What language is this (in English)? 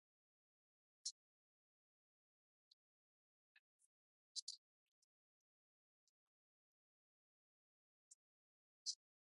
Latvian